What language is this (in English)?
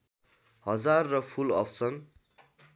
Nepali